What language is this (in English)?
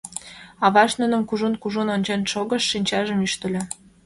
Mari